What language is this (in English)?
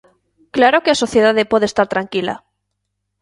Galician